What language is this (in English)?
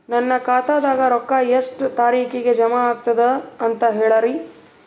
Kannada